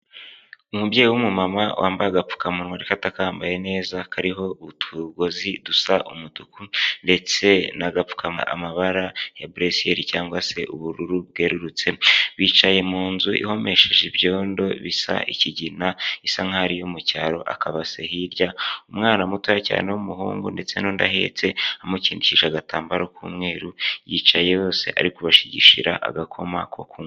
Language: Kinyarwanda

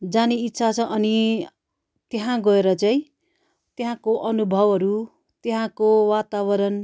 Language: Nepali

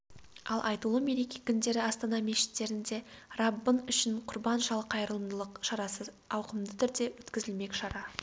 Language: Kazakh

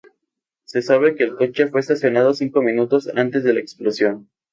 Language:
Spanish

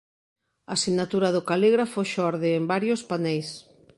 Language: Galician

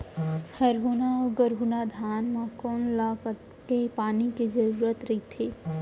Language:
Chhattisgarhi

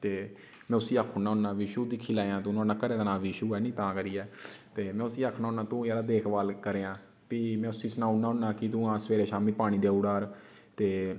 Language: Dogri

